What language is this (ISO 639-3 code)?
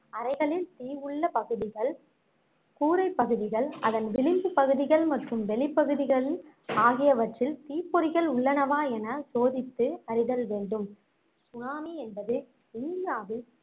tam